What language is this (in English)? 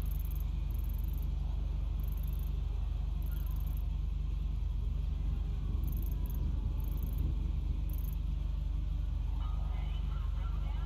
Portuguese